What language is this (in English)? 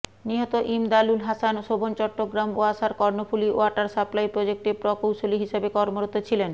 Bangla